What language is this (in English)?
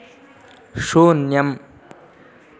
Sanskrit